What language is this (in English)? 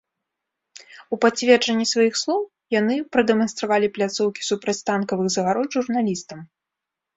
Belarusian